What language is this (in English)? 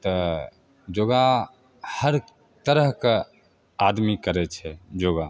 Maithili